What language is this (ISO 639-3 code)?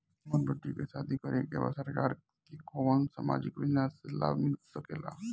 bho